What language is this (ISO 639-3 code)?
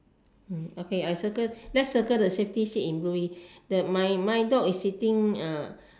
eng